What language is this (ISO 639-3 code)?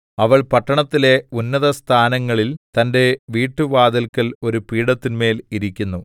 mal